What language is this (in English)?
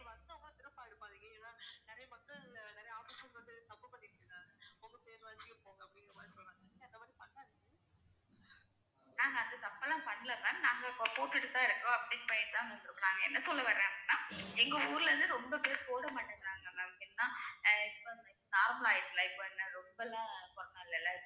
Tamil